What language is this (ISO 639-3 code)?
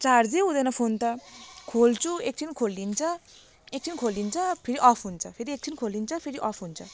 nep